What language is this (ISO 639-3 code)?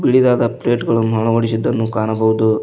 kan